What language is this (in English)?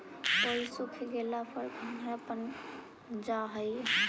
Magahi